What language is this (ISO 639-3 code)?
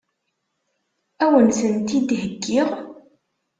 kab